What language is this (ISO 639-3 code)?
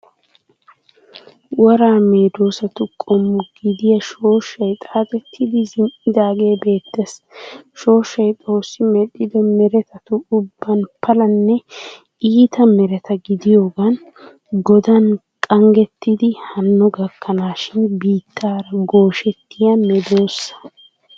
wal